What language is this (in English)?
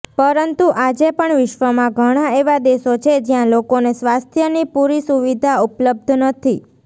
Gujarati